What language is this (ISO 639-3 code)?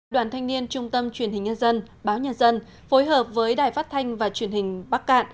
vie